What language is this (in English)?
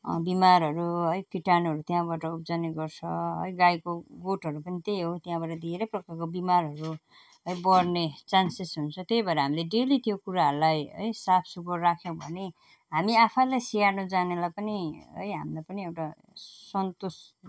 Nepali